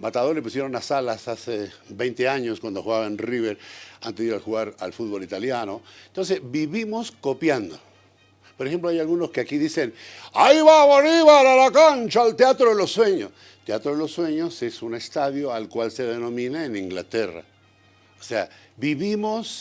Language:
Spanish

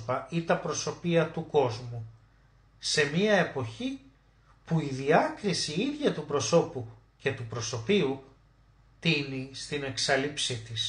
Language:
Greek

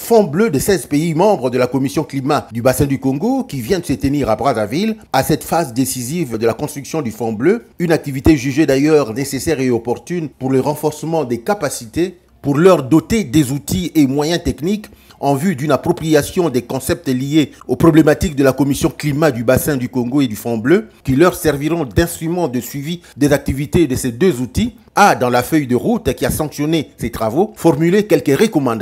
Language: French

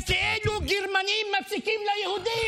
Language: Hebrew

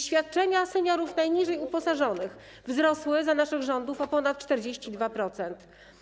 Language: Polish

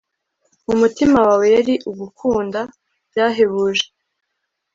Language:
Kinyarwanda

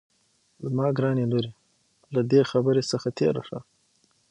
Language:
Pashto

